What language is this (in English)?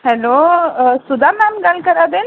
Dogri